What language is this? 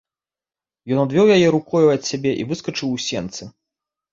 Belarusian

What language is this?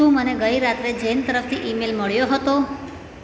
Gujarati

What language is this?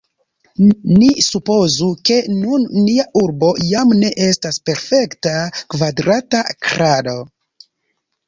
Esperanto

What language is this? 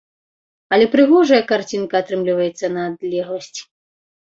Belarusian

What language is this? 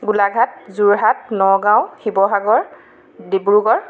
Assamese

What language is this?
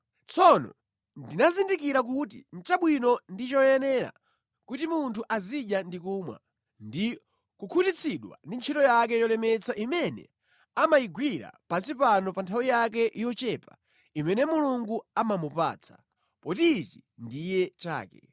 Nyanja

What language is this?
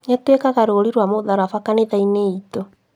Kikuyu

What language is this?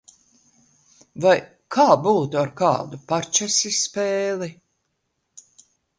Latvian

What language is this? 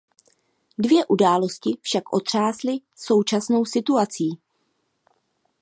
Czech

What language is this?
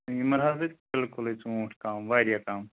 Kashmiri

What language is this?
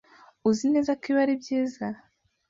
Kinyarwanda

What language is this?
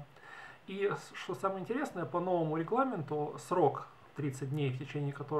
Russian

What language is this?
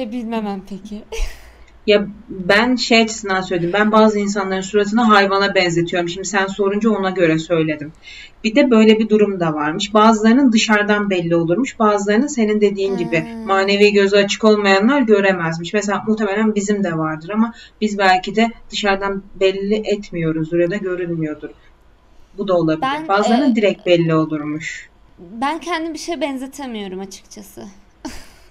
Turkish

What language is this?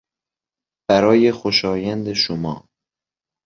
Persian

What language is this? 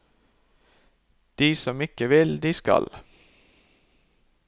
Norwegian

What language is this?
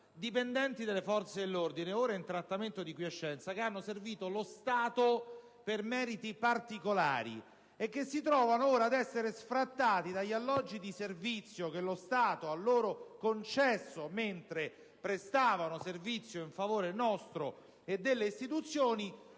Italian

